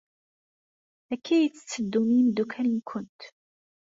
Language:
Kabyle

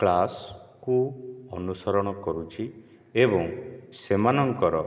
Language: Odia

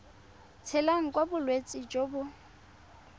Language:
Tswana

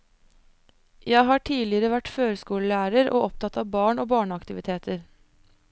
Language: Norwegian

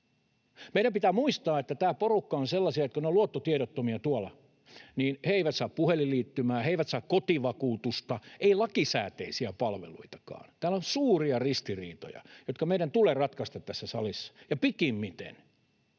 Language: Finnish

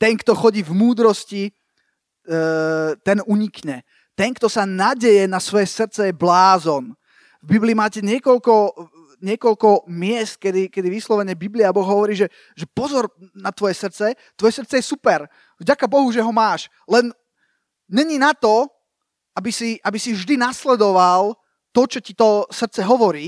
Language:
Slovak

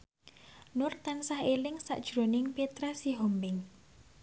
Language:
Javanese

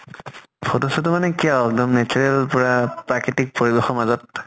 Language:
Assamese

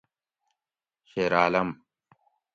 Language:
Gawri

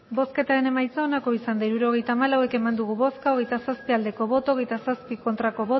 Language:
Basque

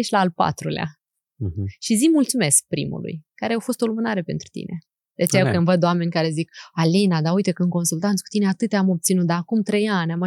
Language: Romanian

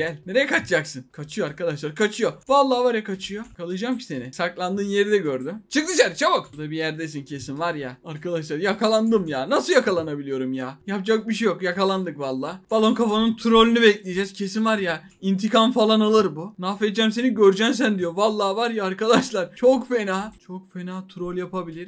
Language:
Turkish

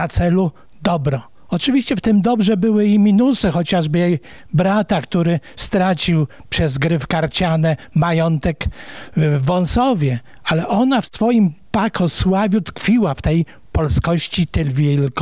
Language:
Polish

